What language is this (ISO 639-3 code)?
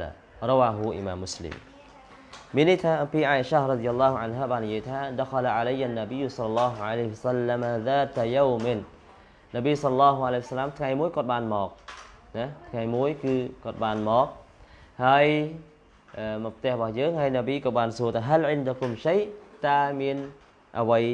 vie